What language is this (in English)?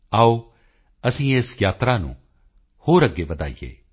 Punjabi